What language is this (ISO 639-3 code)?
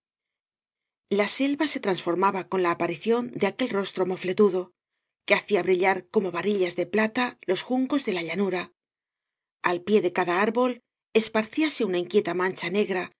spa